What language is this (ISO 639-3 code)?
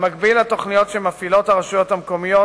heb